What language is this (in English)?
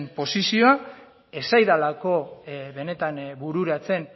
Basque